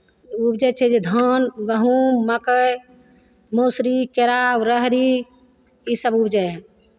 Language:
Maithili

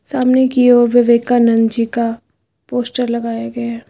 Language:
Hindi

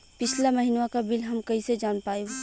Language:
Bhojpuri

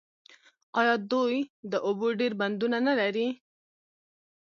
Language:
Pashto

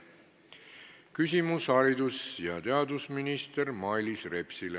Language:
Estonian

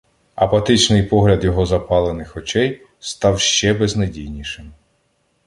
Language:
Ukrainian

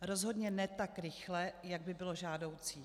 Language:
Czech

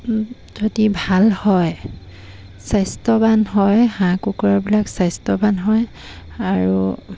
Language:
Assamese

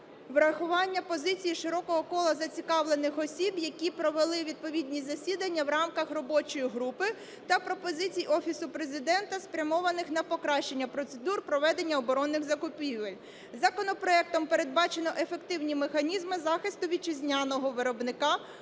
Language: Ukrainian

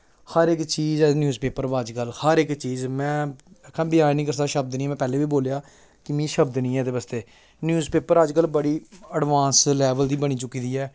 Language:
Dogri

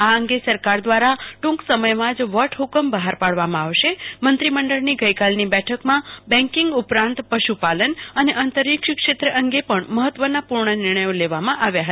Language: Gujarati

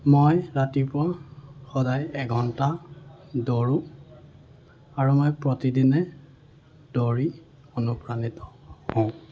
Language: Assamese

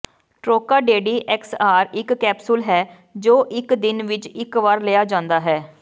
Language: Punjabi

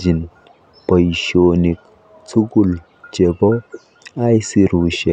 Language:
Kalenjin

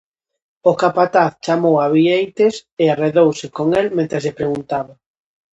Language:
Galician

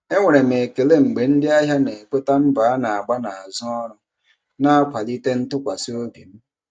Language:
Igbo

